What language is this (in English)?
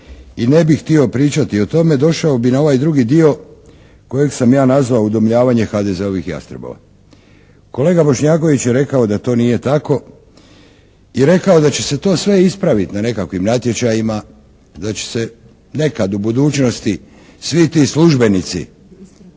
Croatian